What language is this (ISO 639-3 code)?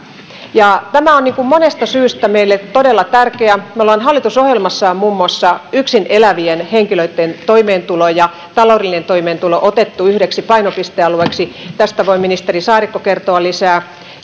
fin